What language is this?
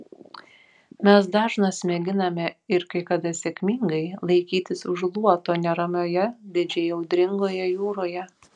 Lithuanian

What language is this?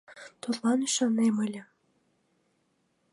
Mari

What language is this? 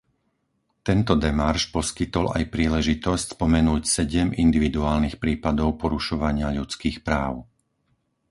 Slovak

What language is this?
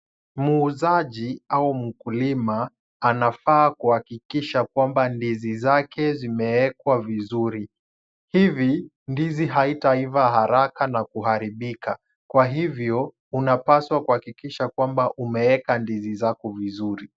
Swahili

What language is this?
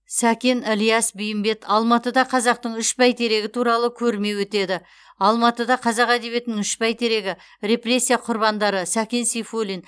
Kazakh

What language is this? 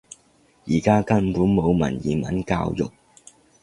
Cantonese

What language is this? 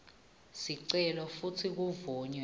Swati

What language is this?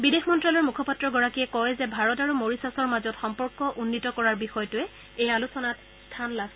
Assamese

